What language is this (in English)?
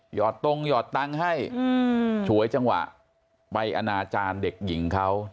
Thai